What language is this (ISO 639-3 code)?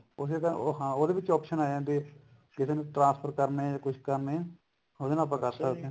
pan